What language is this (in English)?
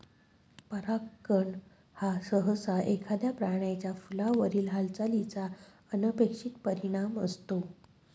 Marathi